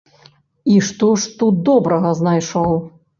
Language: Belarusian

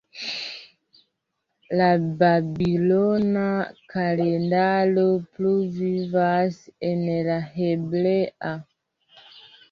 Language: Esperanto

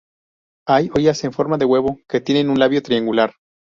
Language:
Spanish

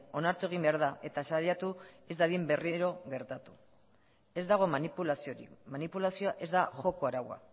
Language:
Basque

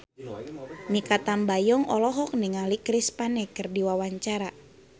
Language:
Sundanese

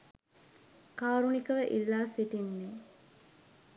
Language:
Sinhala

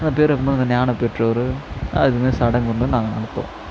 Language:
Tamil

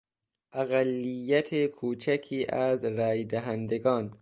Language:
Persian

